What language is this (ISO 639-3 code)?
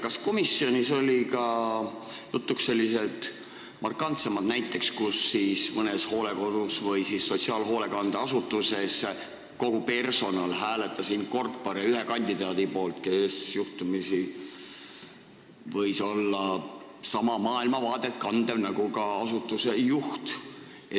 est